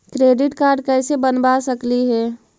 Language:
Magahi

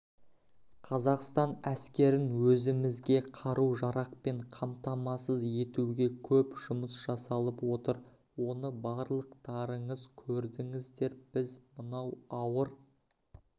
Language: Kazakh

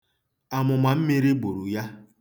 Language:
Igbo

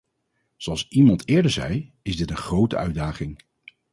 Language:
Dutch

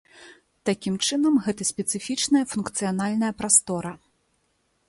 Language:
Belarusian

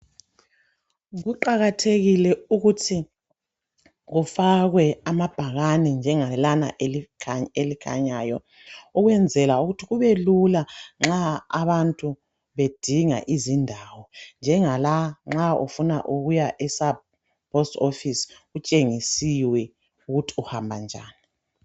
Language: North Ndebele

